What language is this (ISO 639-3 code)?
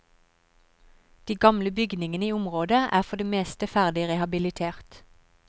nor